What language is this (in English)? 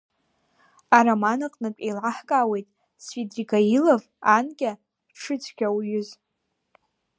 Abkhazian